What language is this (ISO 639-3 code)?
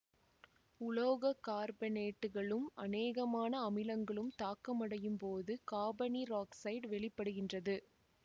tam